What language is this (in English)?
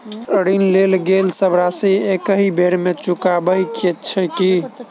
Maithili